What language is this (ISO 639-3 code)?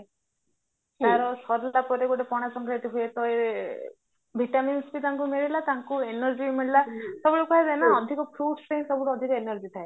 ori